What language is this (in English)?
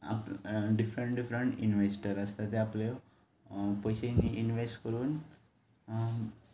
Konkani